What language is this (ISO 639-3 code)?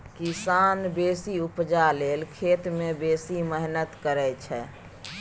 mai